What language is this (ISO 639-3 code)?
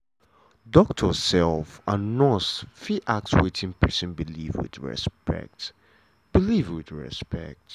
pcm